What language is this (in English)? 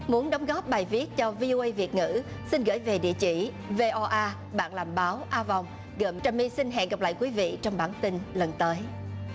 Vietnamese